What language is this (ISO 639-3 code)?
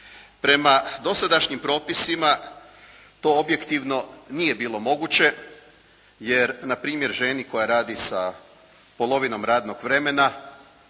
hrv